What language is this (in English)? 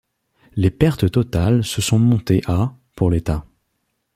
French